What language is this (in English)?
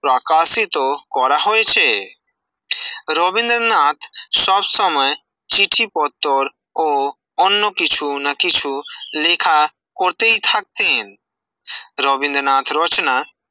Bangla